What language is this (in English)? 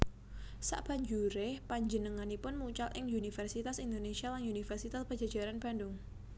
Javanese